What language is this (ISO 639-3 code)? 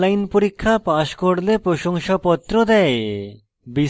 ben